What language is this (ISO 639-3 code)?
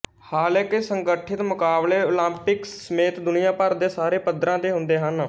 pan